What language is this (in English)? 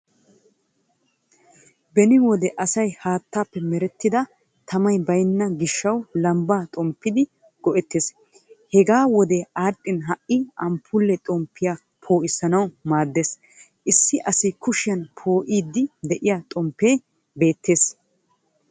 Wolaytta